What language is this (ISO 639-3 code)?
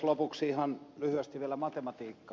fin